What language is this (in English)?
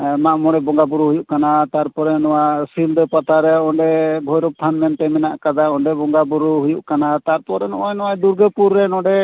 Santali